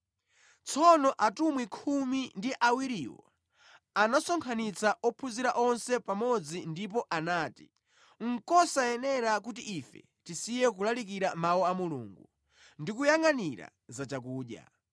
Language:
Nyanja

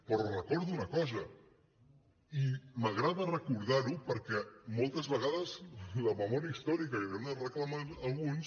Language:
Catalan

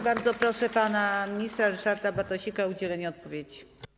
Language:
Polish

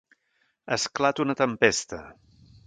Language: Catalan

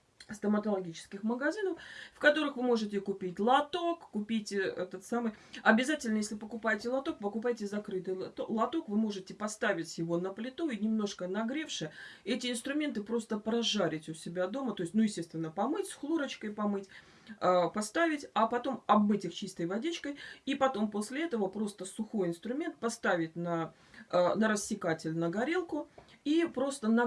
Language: Russian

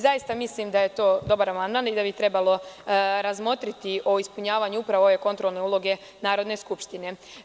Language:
Serbian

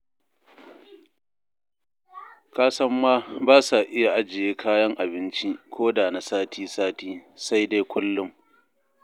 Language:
Hausa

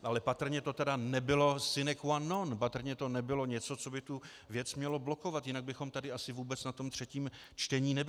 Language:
Czech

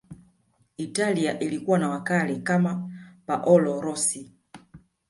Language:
Swahili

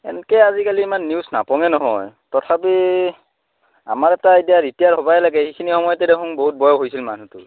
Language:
Assamese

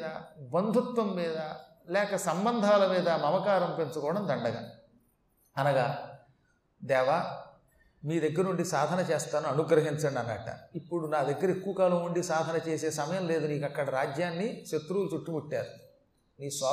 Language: Telugu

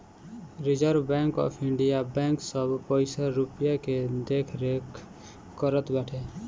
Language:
Bhojpuri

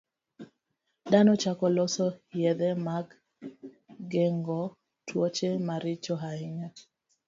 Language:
Luo (Kenya and Tanzania)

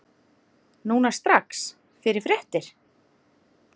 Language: Icelandic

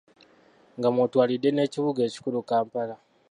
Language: Ganda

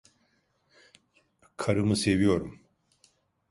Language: Turkish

